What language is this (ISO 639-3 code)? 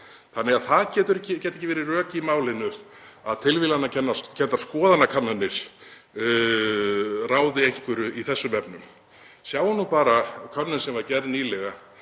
isl